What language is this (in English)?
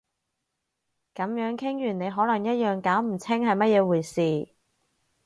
Cantonese